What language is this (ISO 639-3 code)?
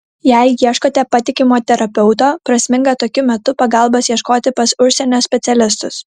lit